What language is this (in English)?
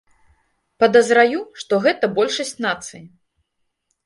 Belarusian